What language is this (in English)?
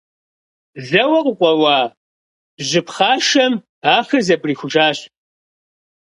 Kabardian